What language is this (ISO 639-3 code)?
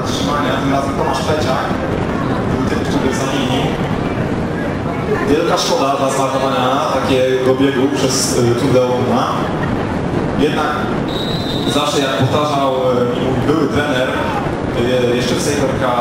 pol